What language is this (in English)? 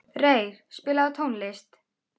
Icelandic